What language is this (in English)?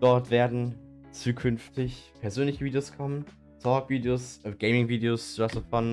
German